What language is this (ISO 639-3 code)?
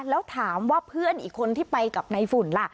tha